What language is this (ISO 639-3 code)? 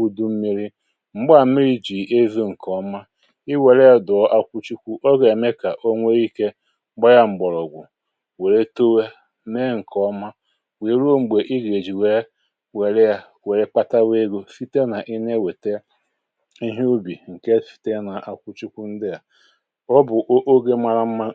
ibo